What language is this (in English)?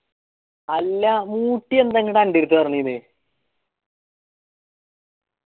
Malayalam